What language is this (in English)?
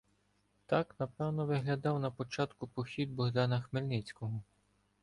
Ukrainian